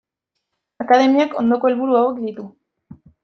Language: Basque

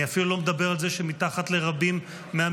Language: Hebrew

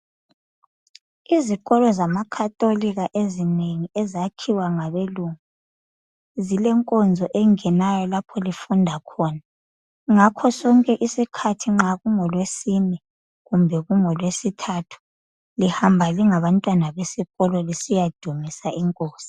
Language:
North Ndebele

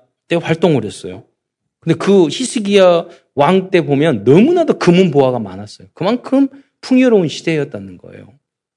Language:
Korean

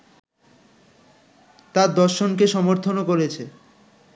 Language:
Bangla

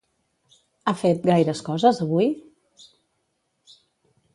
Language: Catalan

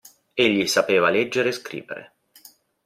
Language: Italian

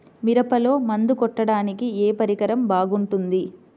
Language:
Telugu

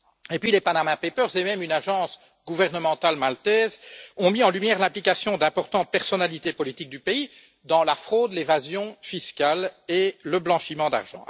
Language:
French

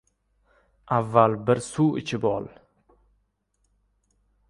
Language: Uzbek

